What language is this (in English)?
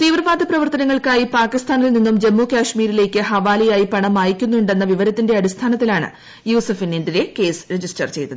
Malayalam